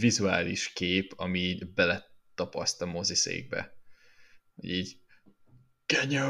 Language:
Hungarian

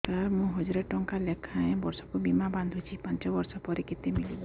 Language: Odia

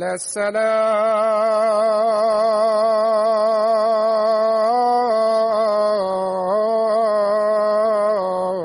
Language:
Bulgarian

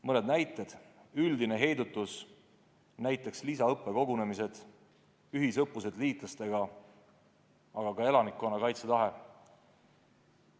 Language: Estonian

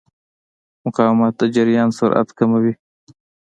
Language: Pashto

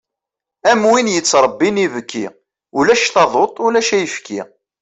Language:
Kabyle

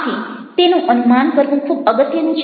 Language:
Gujarati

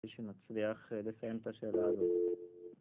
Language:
Hebrew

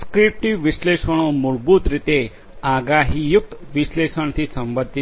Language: Gujarati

